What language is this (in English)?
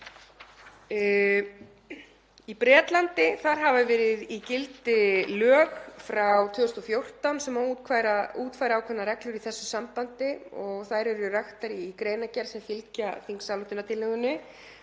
Icelandic